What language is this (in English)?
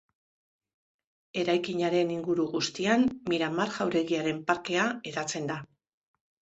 Basque